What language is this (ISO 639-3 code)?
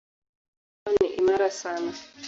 swa